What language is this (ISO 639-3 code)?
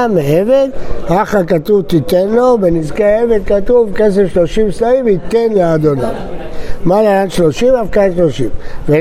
heb